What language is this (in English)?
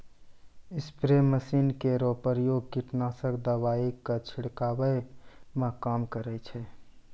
Maithili